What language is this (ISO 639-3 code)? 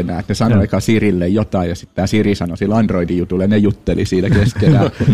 fin